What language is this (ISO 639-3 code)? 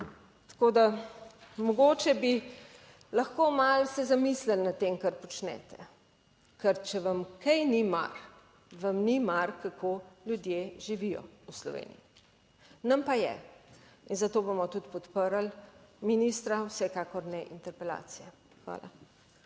slv